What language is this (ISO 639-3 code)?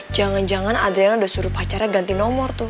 ind